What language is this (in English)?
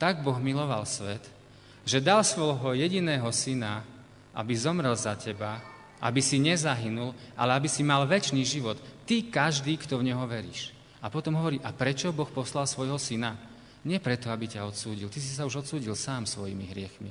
Slovak